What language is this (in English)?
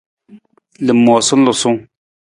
Nawdm